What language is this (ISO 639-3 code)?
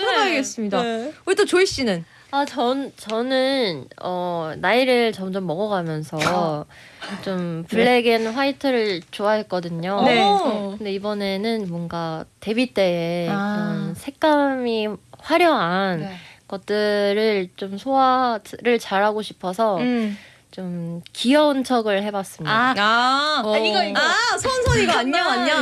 kor